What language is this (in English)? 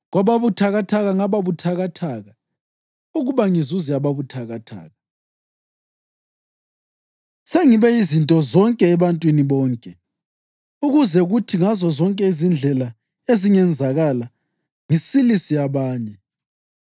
North Ndebele